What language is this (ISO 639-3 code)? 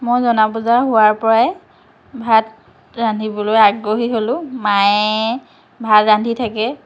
asm